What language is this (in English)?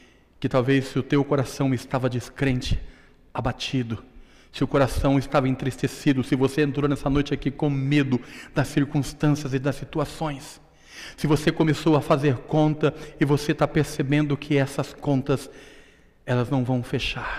Portuguese